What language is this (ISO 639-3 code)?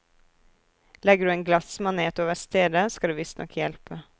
nor